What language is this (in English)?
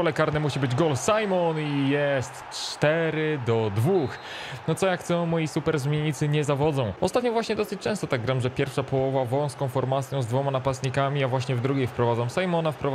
Polish